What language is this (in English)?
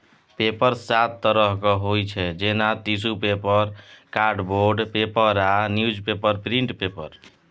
Maithili